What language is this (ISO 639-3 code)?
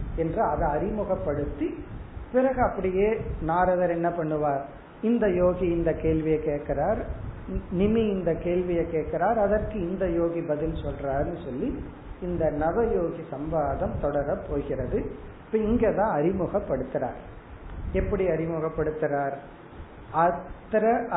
tam